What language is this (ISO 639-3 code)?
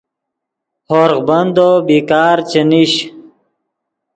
ydg